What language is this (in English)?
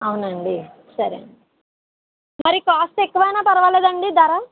Telugu